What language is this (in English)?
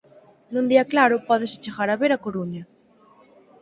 Galician